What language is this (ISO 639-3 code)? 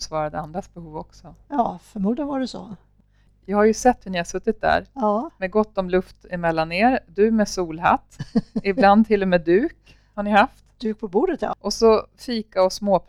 swe